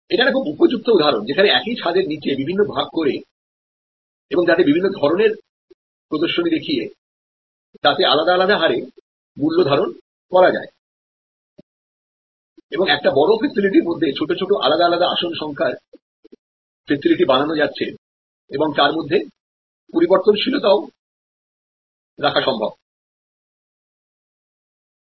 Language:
Bangla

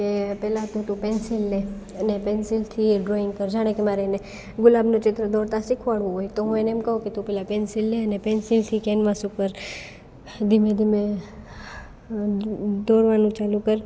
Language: Gujarati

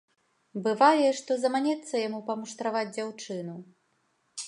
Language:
Belarusian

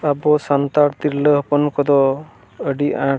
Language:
Santali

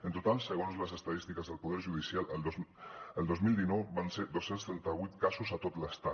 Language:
Catalan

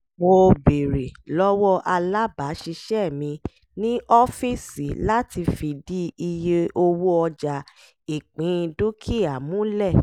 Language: Yoruba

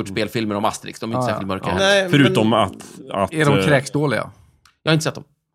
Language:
Swedish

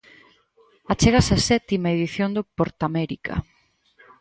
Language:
Galician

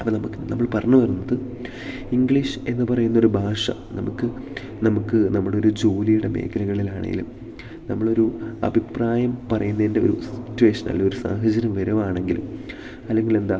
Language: Malayalam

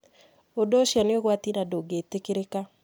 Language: Kikuyu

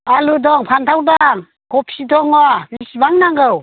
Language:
Bodo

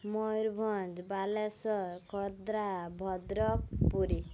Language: Odia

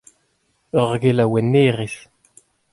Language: Breton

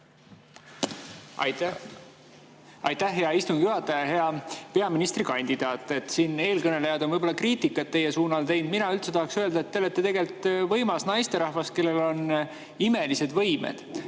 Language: Estonian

